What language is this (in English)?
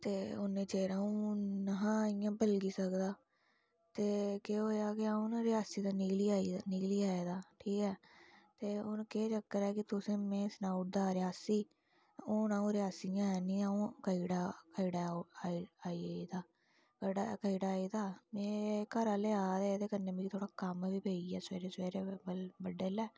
Dogri